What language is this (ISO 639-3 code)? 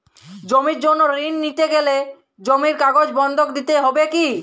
ben